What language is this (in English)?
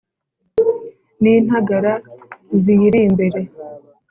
Kinyarwanda